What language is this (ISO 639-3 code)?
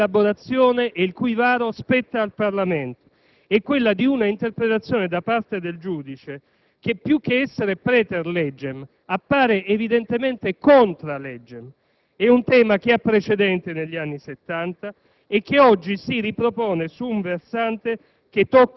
ita